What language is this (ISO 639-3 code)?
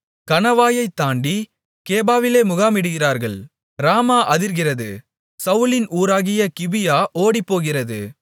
tam